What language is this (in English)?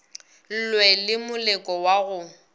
Northern Sotho